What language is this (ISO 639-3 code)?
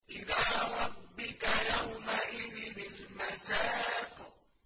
ara